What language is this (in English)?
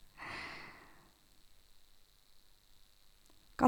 Norwegian